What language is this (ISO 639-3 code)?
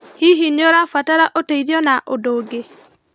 kik